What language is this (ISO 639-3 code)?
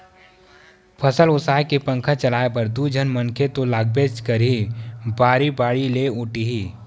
hne